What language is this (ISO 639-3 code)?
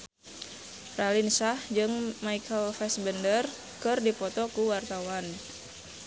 sun